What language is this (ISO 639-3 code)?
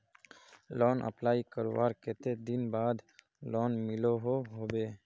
mag